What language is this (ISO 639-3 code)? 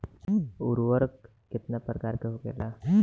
bho